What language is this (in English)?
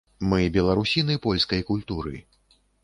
Belarusian